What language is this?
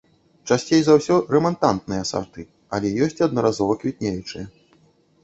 Belarusian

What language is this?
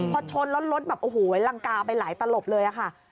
Thai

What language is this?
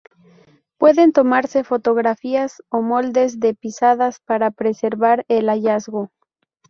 Spanish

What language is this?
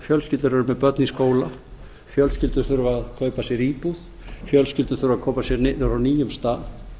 Icelandic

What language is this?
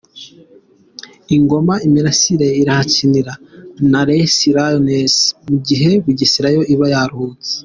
Kinyarwanda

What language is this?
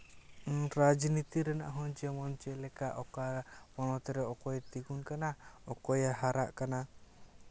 Santali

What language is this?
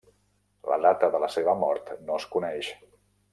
Catalan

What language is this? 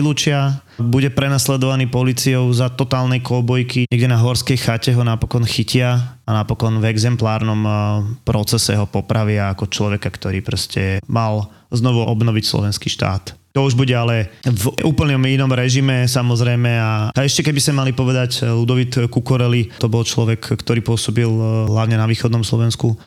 Slovak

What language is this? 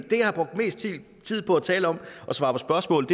Danish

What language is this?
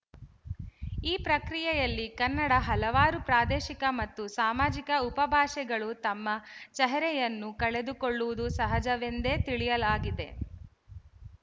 Kannada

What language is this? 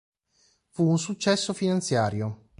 Italian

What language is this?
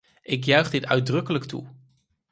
Dutch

